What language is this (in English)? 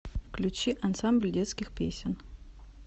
Russian